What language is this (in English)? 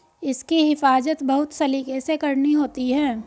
Hindi